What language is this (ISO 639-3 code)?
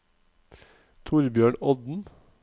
nor